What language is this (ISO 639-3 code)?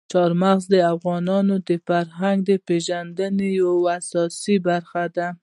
pus